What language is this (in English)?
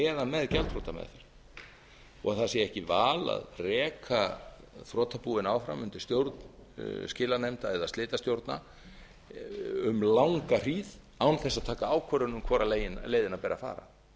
Icelandic